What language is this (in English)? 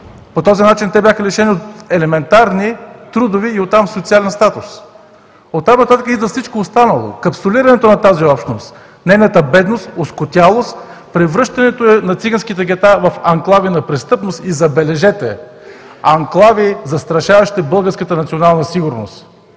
Bulgarian